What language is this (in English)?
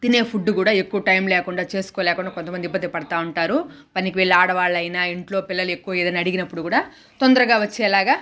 Telugu